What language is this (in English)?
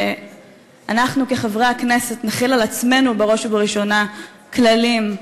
Hebrew